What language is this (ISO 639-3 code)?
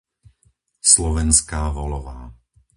slk